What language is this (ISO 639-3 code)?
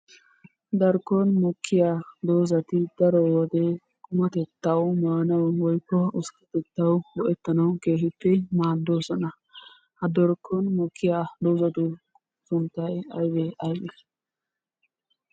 wal